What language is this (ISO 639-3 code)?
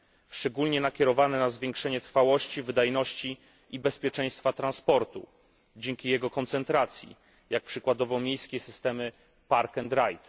pol